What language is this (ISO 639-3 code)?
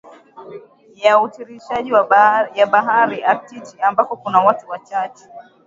swa